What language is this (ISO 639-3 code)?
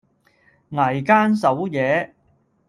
yue